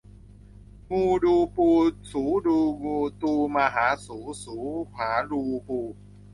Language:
Thai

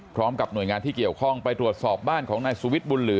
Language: Thai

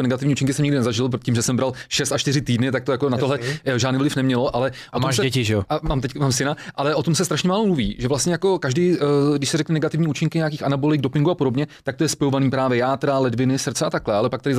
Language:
Czech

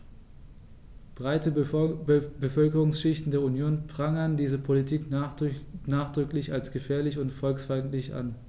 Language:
German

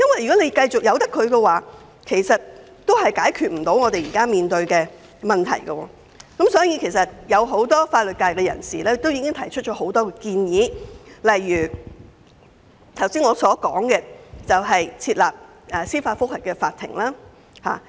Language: Cantonese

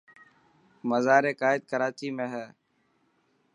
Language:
Dhatki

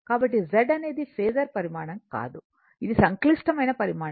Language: Telugu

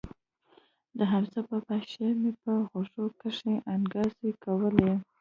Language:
Pashto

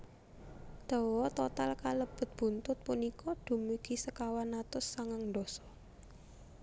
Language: Javanese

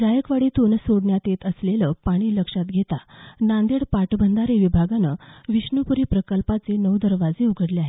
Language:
Marathi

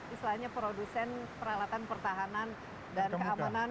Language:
Indonesian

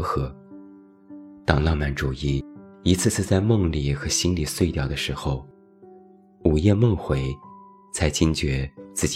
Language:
Chinese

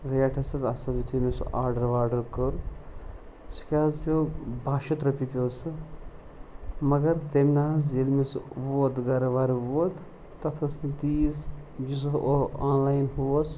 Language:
Kashmiri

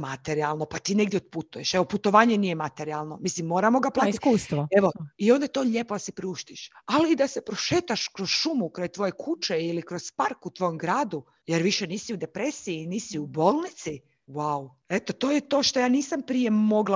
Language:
Croatian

